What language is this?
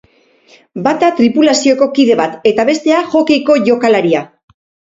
Basque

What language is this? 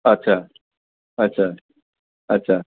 Assamese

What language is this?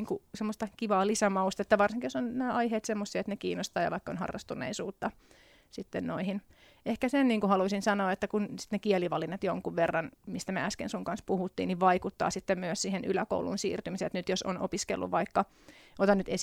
Finnish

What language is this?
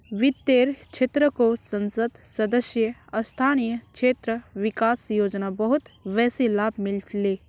Magahi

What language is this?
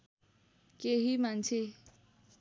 Nepali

